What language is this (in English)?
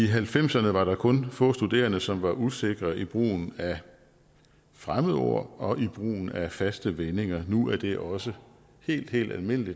Danish